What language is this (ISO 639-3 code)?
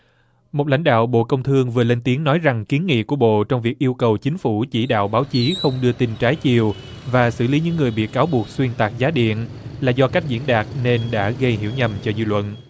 vie